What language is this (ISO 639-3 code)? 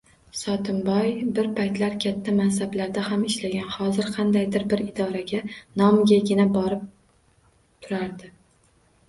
uzb